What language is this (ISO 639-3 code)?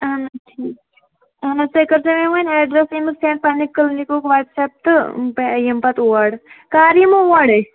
kas